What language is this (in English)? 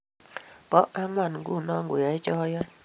Kalenjin